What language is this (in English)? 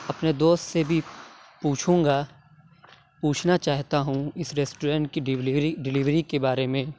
Urdu